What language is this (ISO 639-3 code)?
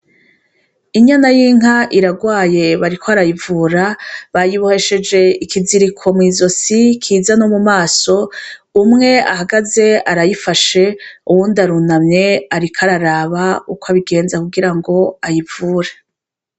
run